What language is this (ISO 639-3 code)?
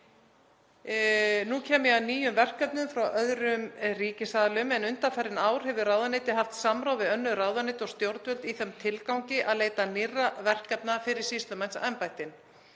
isl